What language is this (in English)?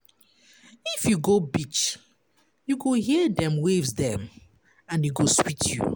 Nigerian Pidgin